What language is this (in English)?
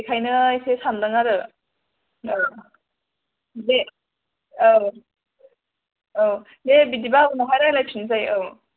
Bodo